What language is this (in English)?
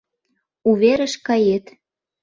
Mari